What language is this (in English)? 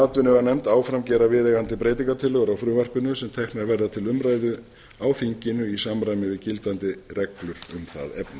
Icelandic